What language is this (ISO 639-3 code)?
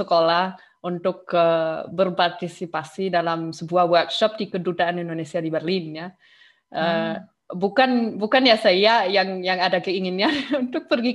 ind